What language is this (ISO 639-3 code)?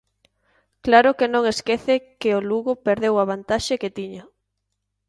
glg